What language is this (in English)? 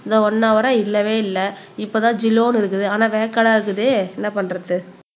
Tamil